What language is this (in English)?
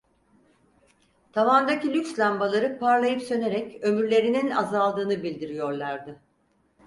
Turkish